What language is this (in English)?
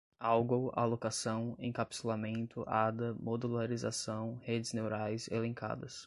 Portuguese